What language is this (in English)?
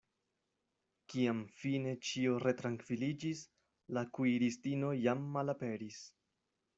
Esperanto